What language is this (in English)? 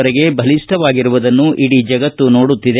Kannada